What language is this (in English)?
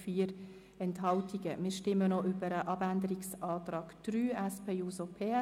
Swiss German